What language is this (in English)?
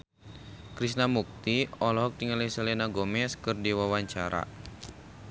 Sundanese